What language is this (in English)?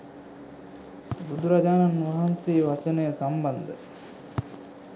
Sinhala